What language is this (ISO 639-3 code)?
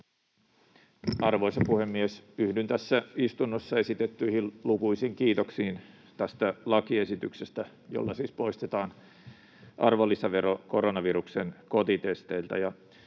fin